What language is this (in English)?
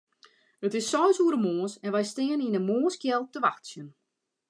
Western Frisian